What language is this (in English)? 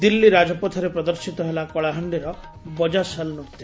Odia